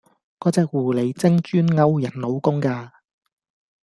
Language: Cantonese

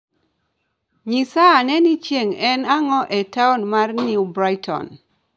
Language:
Luo (Kenya and Tanzania)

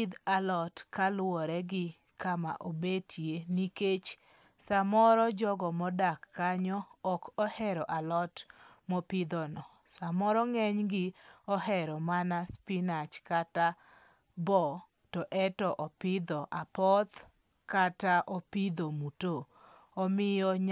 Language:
Luo (Kenya and Tanzania)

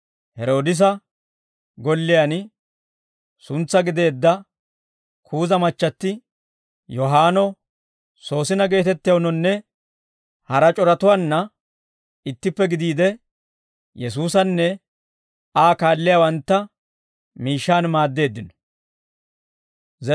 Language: Dawro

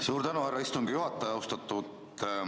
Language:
Estonian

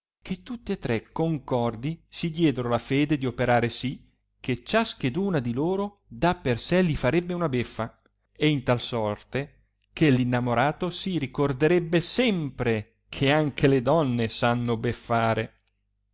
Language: Italian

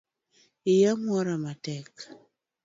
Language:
Luo (Kenya and Tanzania)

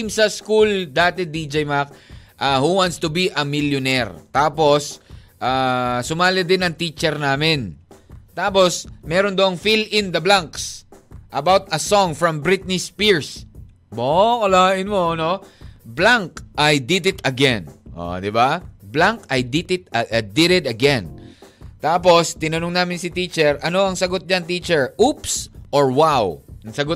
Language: Filipino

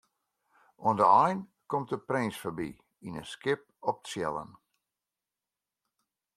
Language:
Western Frisian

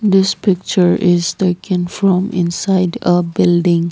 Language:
English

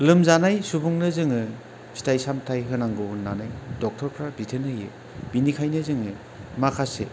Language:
Bodo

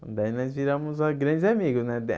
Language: Portuguese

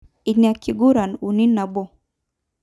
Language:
Masai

